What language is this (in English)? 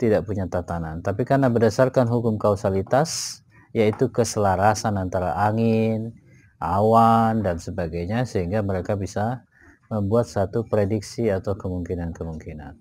Indonesian